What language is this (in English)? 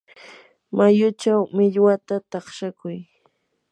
Yanahuanca Pasco Quechua